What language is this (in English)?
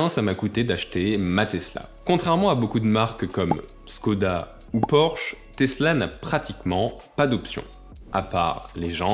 French